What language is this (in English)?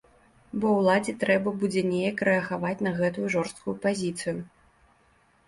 Belarusian